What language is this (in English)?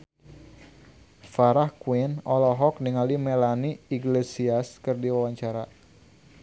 Sundanese